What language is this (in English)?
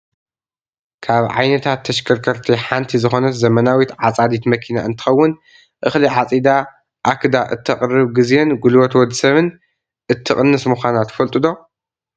Tigrinya